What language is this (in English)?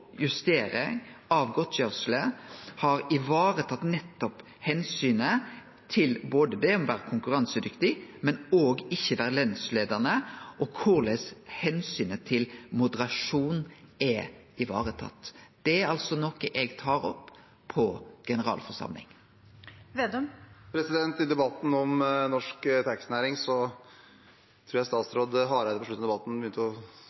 Norwegian